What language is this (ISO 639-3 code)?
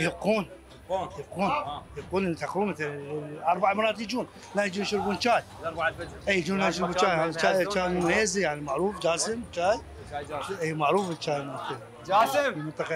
ara